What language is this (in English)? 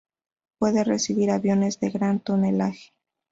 Spanish